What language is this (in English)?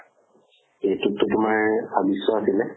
Assamese